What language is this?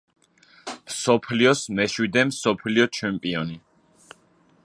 Georgian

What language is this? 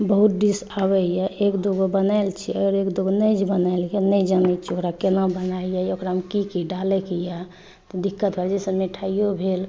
Maithili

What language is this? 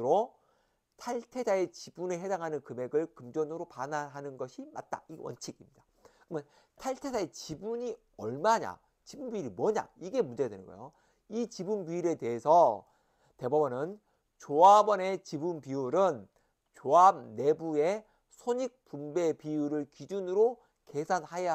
Korean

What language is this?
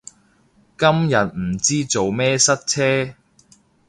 Cantonese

